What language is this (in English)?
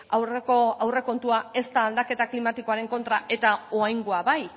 Basque